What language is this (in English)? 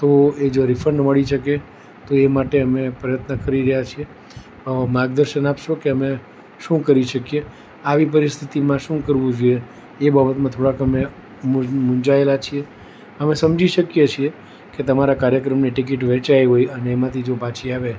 Gujarati